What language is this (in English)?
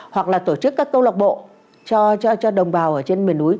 Vietnamese